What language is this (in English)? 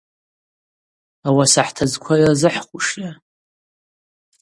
Abaza